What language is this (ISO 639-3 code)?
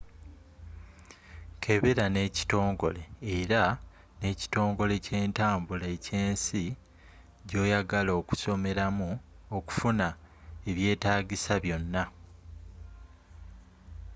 lug